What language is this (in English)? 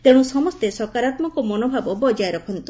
Odia